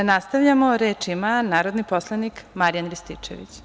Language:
Serbian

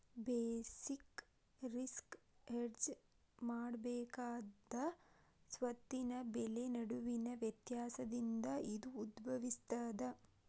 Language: Kannada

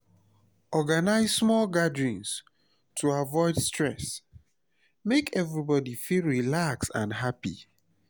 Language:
Nigerian Pidgin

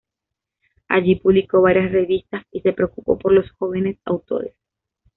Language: Spanish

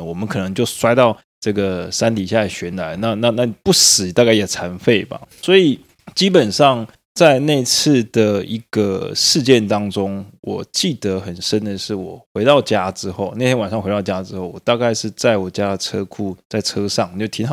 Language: Chinese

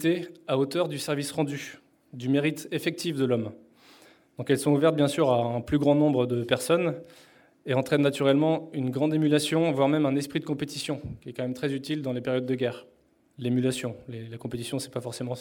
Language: French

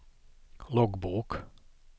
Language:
Swedish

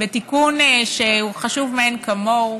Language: Hebrew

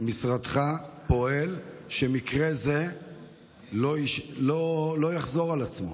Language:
Hebrew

